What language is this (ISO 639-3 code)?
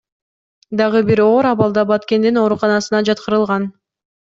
kir